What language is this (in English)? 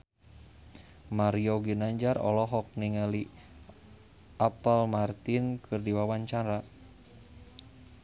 Sundanese